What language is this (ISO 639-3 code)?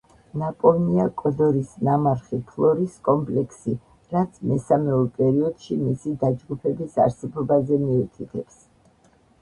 kat